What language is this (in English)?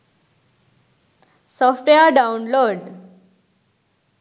Sinhala